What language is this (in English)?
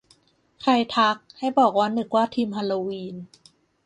Thai